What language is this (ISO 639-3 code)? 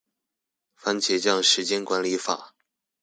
zho